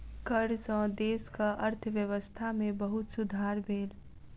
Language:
Maithili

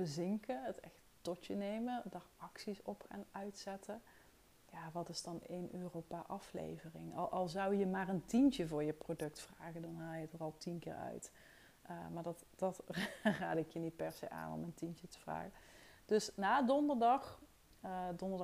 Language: Dutch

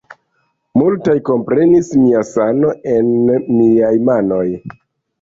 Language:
Esperanto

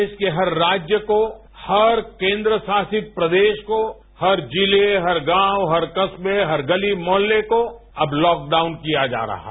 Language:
Hindi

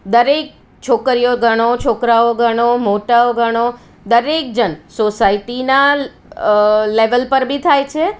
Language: Gujarati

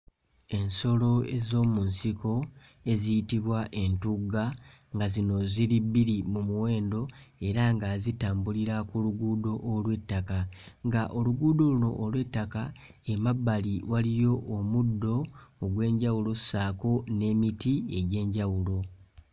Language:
Ganda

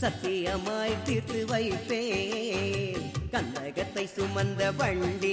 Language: Tamil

